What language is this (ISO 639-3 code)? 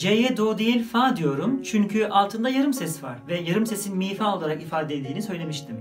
tur